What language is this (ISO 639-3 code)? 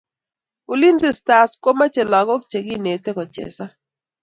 kln